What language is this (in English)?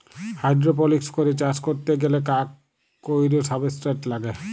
Bangla